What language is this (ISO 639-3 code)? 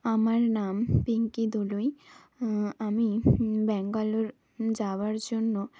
ben